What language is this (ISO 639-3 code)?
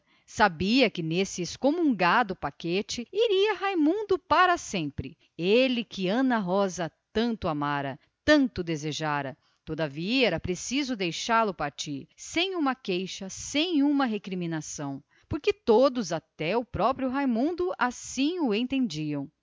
por